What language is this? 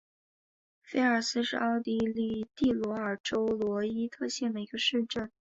Chinese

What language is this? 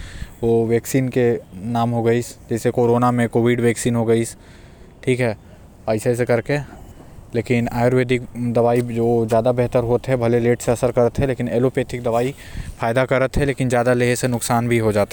Korwa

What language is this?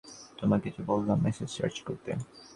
Bangla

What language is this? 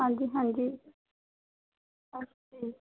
Punjabi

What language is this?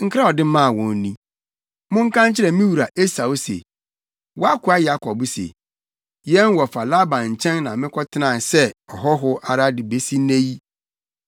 Akan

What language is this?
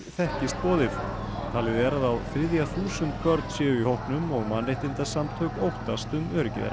Icelandic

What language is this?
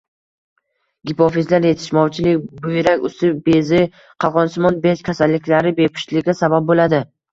Uzbek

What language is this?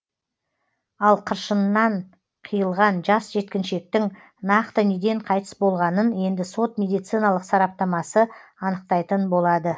Kazakh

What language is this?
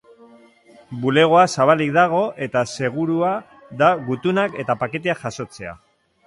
Basque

